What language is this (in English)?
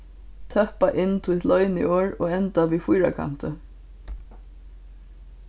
Faroese